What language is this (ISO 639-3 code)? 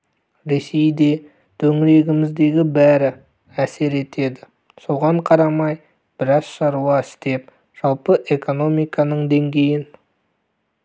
kaz